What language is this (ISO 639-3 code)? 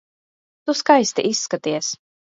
lav